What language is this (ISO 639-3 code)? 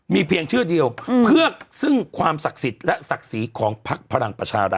tha